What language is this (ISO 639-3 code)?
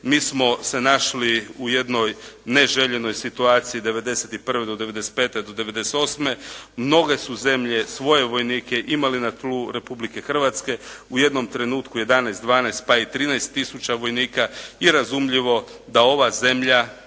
hrv